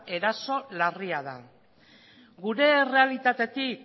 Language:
Basque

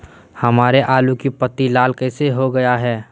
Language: Magahi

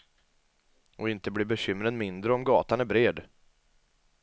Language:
Swedish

